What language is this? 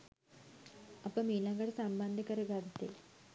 Sinhala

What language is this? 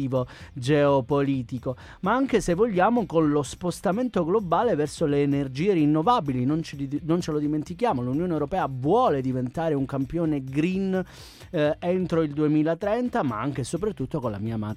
Italian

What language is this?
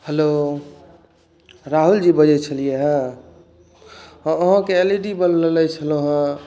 Maithili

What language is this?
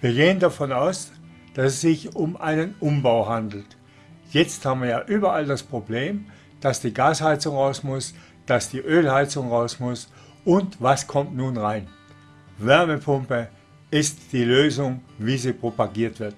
German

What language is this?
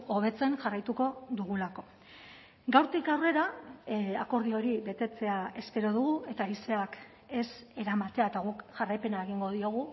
Basque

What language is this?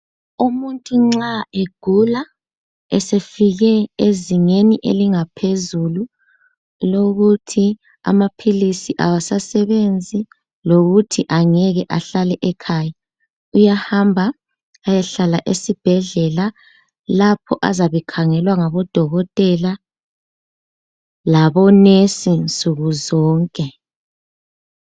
North Ndebele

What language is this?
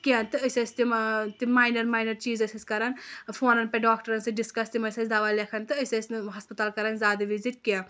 Kashmiri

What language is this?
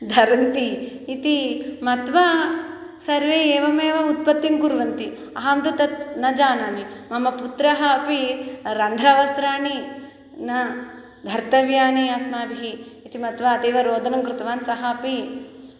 Sanskrit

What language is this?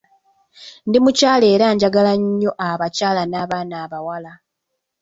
Ganda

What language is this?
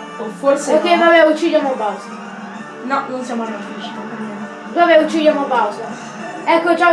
Italian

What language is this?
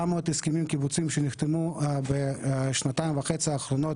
Hebrew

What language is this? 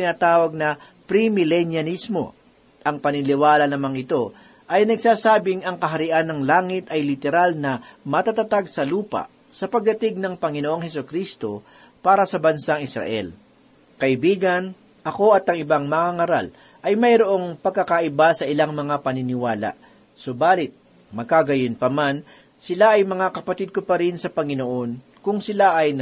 Filipino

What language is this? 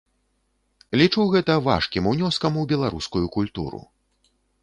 Belarusian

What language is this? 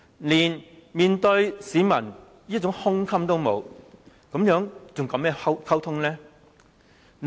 Cantonese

